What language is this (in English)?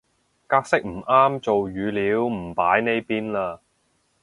Cantonese